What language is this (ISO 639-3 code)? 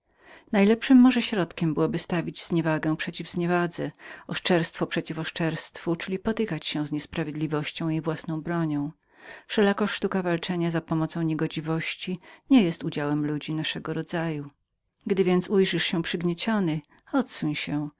pol